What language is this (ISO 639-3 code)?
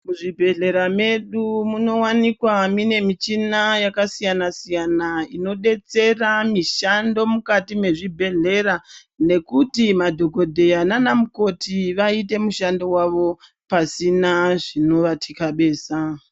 ndc